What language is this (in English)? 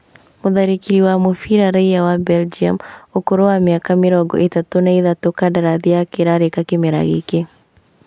Kikuyu